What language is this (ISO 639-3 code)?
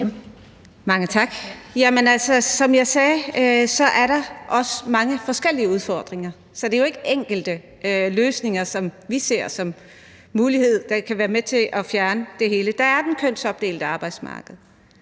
dan